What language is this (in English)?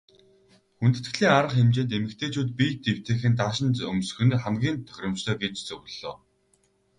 Mongolian